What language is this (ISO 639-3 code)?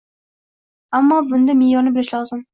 uzb